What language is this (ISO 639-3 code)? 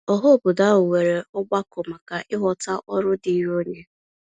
ibo